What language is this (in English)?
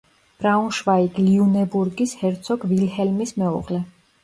Georgian